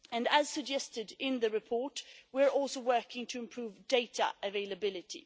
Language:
English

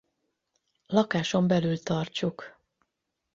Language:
Hungarian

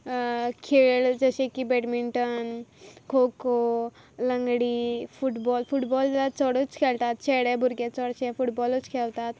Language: Konkani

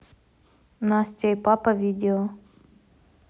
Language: Russian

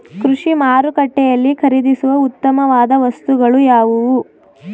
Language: Kannada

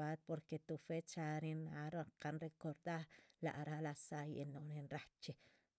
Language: Chichicapan Zapotec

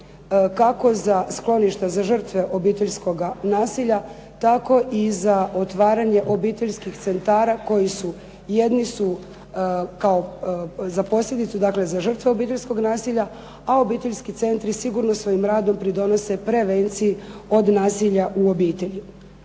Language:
Croatian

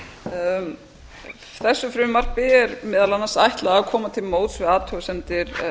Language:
Icelandic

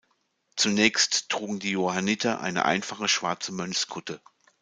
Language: German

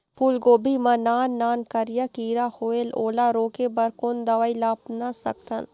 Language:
Chhattisgarhi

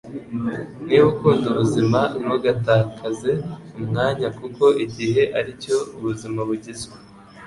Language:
Kinyarwanda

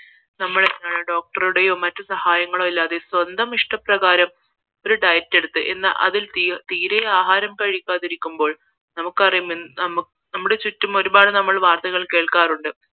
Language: Malayalam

